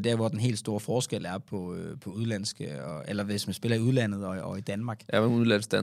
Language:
Danish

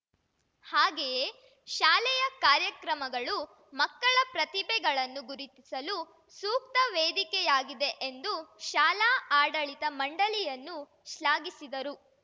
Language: Kannada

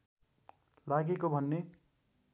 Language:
Nepali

